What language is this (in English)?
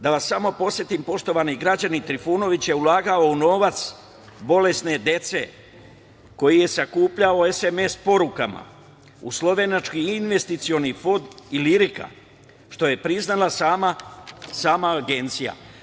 Serbian